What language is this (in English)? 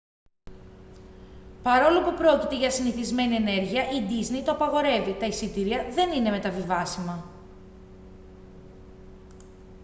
Greek